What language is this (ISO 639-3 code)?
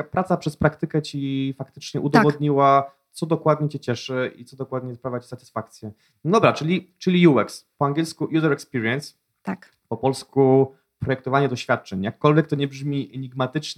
pol